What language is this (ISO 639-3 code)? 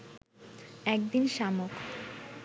ben